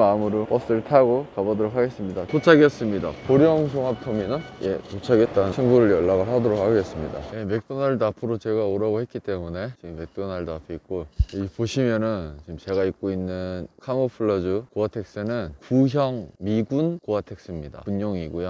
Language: Korean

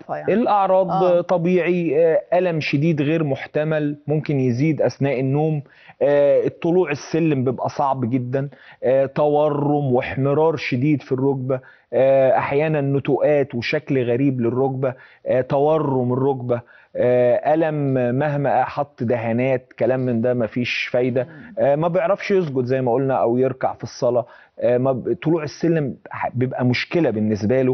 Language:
Arabic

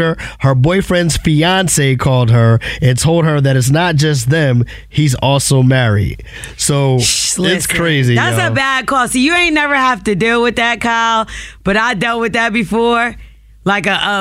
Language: English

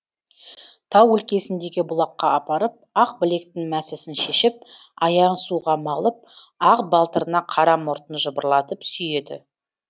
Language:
Kazakh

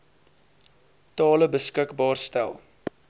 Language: Afrikaans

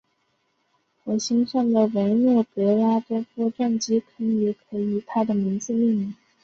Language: Chinese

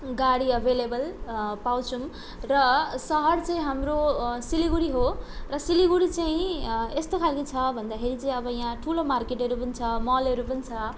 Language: Nepali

